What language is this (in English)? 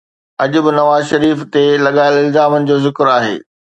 Sindhi